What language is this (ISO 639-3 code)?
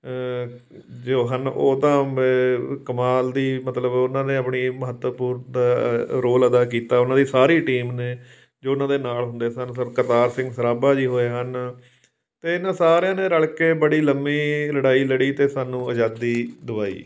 pan